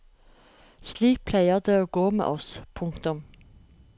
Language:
Norwegian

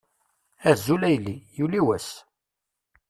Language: Kabyle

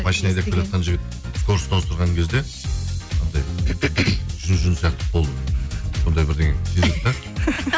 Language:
Kazakh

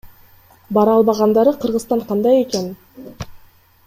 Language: Kyrgyz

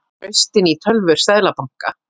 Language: Icelandic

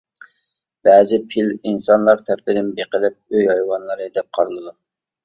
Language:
Uyghur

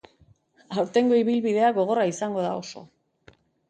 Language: Basque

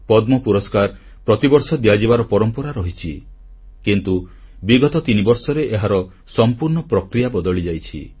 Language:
Odia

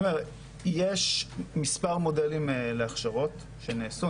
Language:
Hebrew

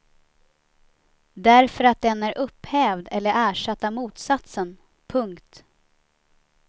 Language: Swedish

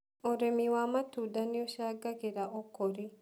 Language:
Kikuyu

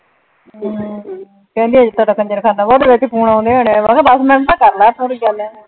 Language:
Punjabi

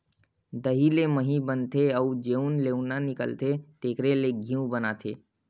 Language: Chhattisgarhi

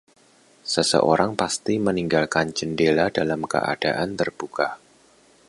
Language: Indonesian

